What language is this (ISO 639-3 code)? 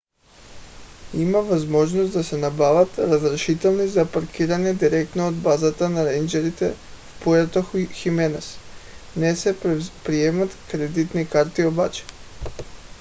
bul